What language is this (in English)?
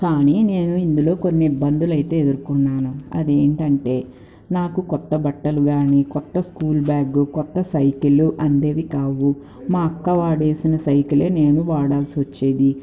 Telugu